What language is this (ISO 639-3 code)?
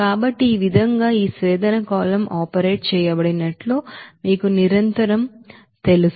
tel